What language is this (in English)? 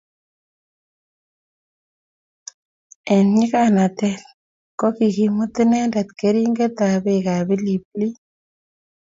Kalenjin